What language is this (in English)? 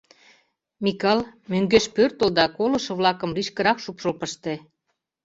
Mari